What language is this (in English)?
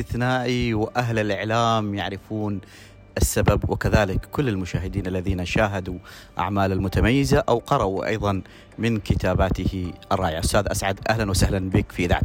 Arabic